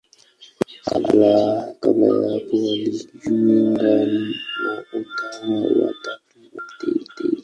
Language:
Swahili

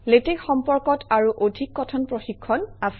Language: Assamese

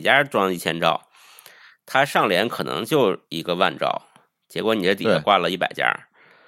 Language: Chinese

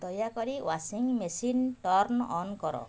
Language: Odia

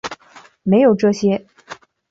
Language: Chinese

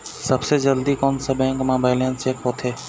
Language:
Chhattisgarhi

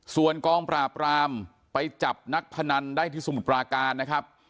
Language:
Thai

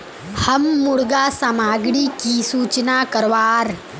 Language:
Magahi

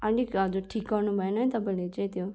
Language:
Nepali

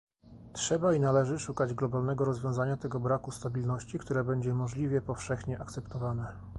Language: Polish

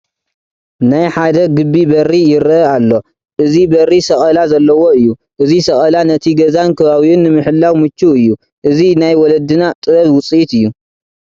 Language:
Tigrinya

